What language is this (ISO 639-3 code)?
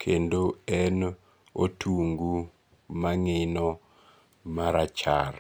luo